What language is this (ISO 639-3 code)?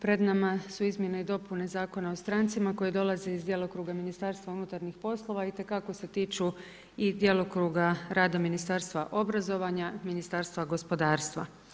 hrv